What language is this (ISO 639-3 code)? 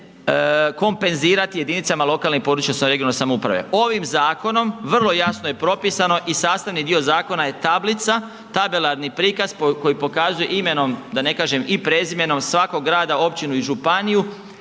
hrv